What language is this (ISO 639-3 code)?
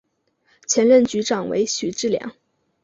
zho